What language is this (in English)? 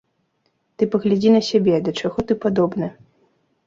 Belarusian